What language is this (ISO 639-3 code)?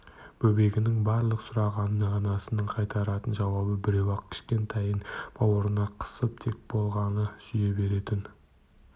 kaz